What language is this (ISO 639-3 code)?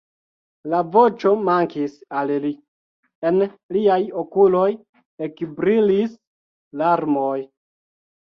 epo